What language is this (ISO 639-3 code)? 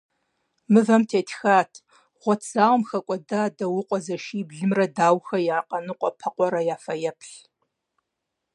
kbd